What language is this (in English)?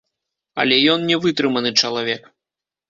Belarusian